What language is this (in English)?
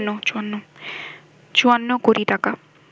Bangla